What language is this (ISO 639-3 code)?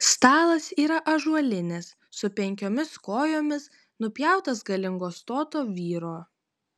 lit